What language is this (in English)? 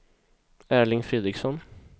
Swedish